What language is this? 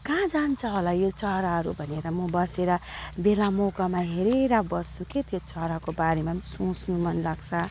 Nepali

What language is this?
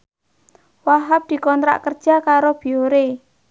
Javanese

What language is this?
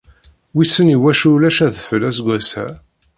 Kabyle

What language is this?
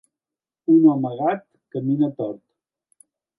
Catalan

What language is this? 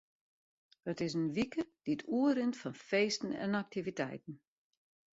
Western Frisian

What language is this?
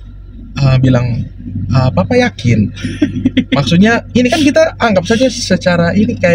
Indonesian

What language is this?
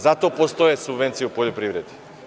Serbian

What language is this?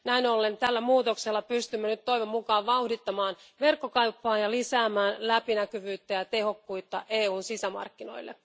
Finnish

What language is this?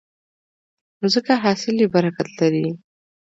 Pashto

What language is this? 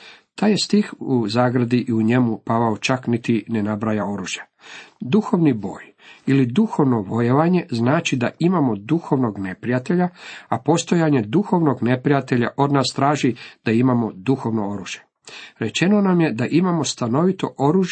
Croatian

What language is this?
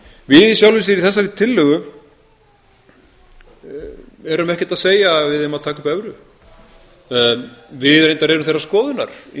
Icelandic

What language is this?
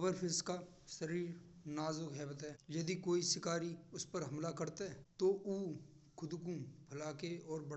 Braj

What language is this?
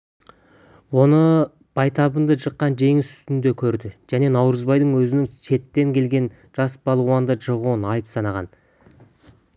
Kazakh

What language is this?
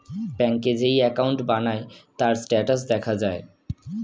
Bangla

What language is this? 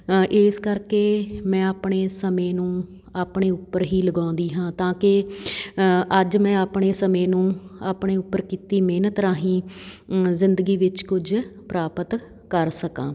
Punjabi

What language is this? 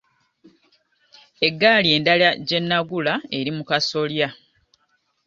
Ganda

